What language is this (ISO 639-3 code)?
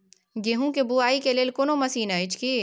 mai